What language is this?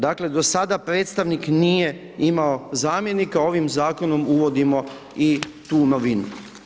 Croatian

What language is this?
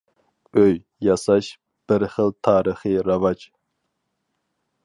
Uyghur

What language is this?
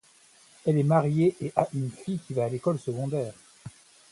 French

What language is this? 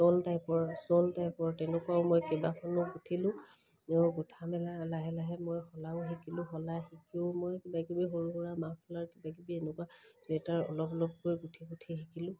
Assamese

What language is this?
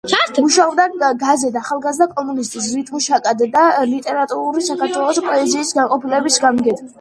Georgian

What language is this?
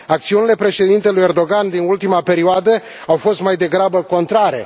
Romanian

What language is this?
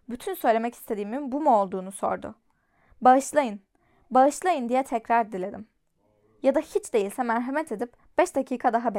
Turkish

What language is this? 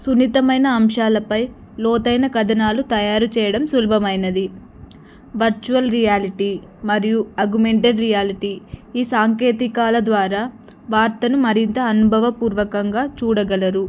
Telugu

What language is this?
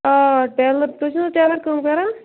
Kashmiri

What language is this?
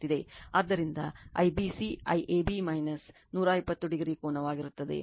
Kannada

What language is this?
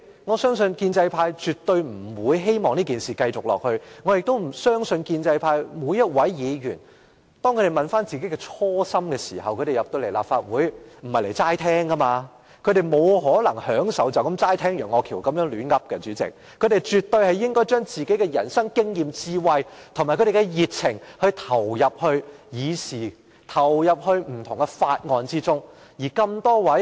Cantonese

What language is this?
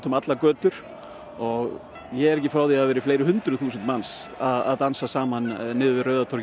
Icelandic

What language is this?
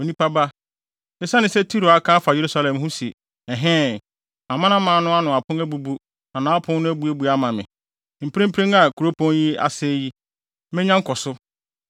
Akan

